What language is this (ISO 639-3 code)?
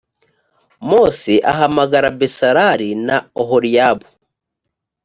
kin